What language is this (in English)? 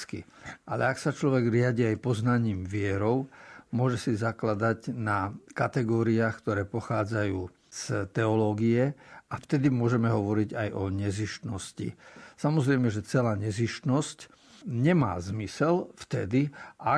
Slovak